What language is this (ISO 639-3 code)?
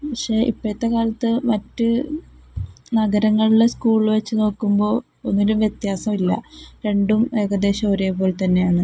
mal